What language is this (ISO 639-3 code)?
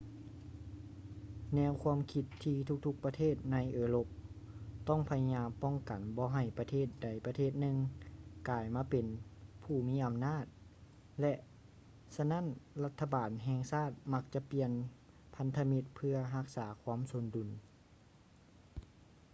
lao